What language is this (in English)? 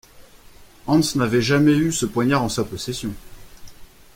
French